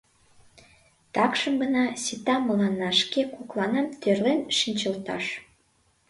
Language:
Mari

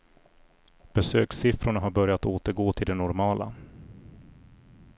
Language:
Swedish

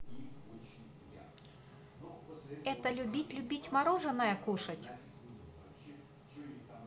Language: Russian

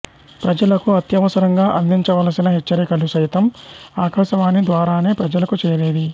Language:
Telugu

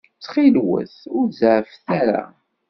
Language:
Kabyle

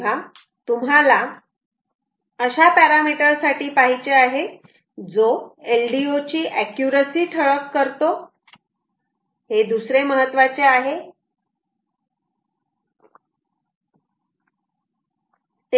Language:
Marathi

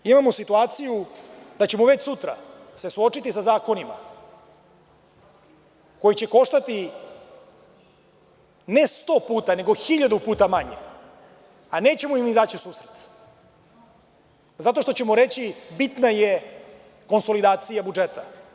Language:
Serbian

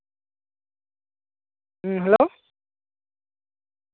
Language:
Santali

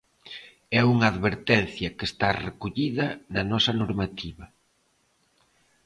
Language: Galician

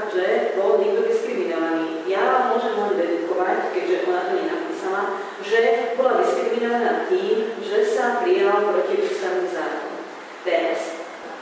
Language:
Slovak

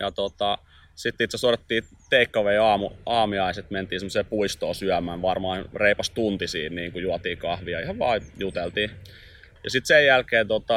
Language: Finnish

